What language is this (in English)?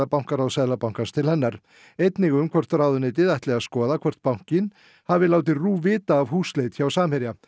Icelandic